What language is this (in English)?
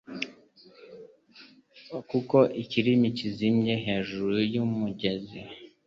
Kinyarwanda